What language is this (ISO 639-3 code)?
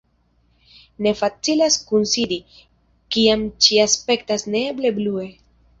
epo